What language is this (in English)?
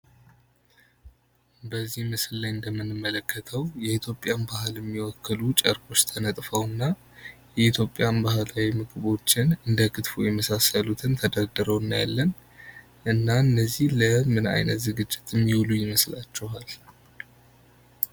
Amharic